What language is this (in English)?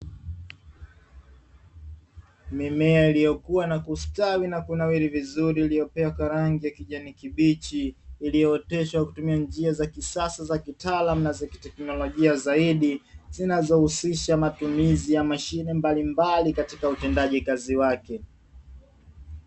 Swahili